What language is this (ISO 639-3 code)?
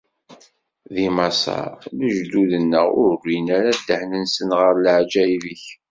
kab